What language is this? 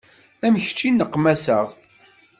Kabyle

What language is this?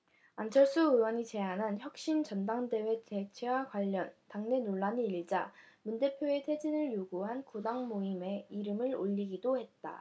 Korean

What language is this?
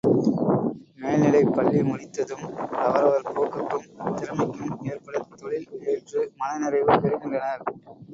Tamil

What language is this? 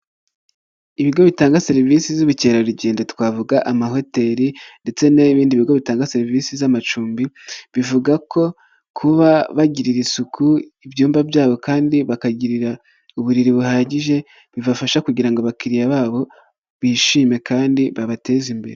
Kinyarwanda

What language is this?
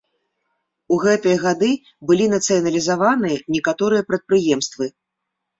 Belarusian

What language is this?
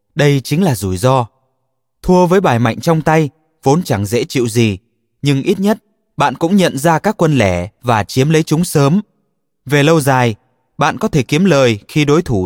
Vietnamese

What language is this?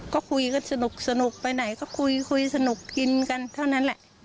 Thai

